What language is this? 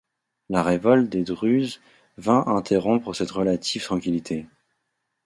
French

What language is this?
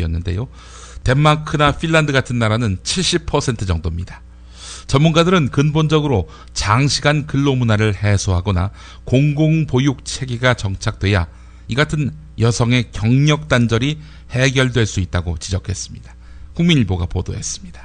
Korean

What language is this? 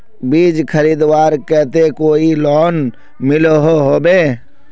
Magahi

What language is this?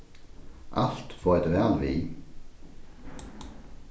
Faroese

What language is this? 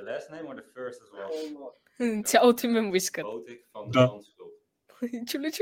Bulgarian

